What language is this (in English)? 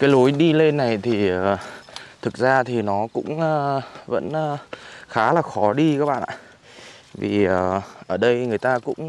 Vietnamese